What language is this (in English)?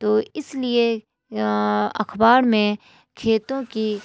Urdu